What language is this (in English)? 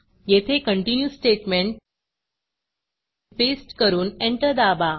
Marathi